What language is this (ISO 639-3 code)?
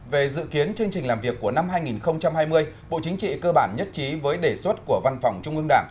vie